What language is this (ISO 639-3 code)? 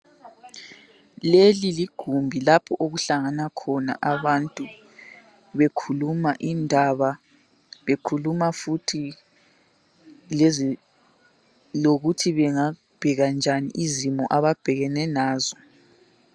nde